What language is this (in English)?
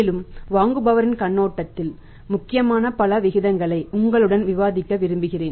Tamil